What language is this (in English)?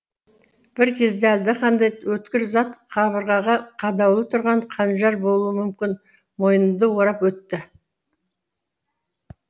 Kazakh